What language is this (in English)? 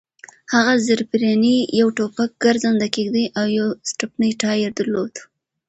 Pashto